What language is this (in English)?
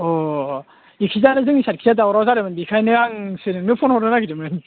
Bodo